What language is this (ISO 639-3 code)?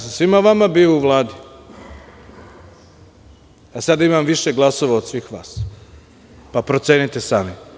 srp